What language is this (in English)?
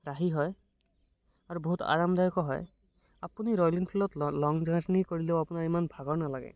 Assamese